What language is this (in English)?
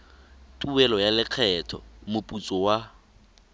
Tswana